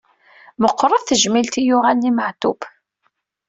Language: Kabyle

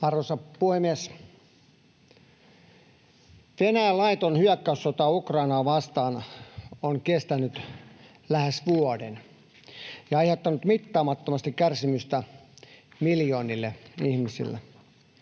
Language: Finnish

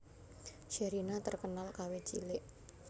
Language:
Javanese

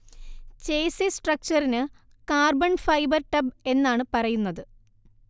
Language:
Malayalam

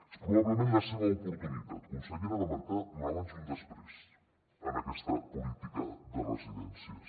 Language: Catalan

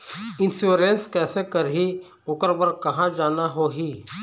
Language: Chhattisgarhi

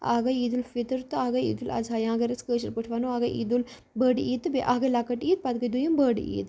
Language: Kashmiri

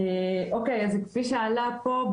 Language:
Hebrew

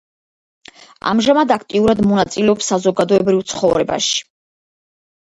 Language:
Georgian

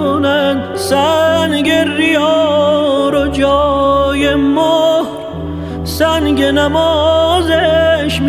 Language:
Persian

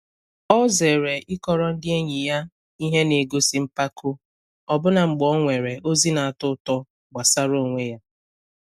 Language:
Igbo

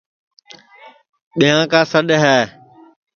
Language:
Sansi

